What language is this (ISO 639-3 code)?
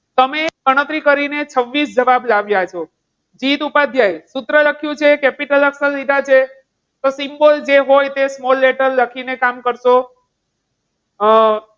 guj